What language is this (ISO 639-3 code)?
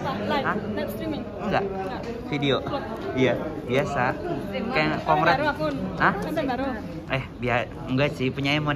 ind